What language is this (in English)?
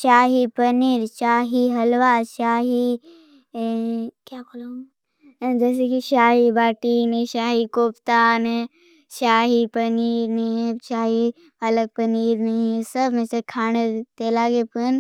Bhili